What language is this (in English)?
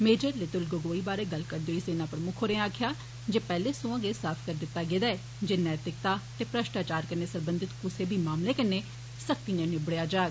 Dogri